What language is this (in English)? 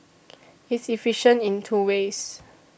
English